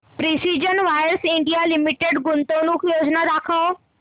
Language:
Marathi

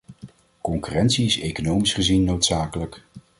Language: Dutch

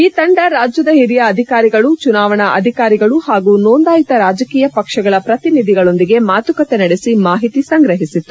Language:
Kannada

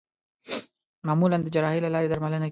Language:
Pashto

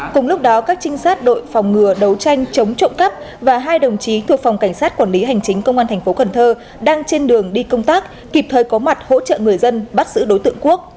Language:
Vietnamese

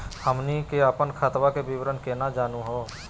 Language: Magahi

